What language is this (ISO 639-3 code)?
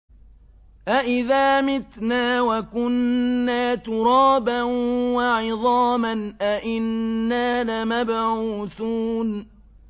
ara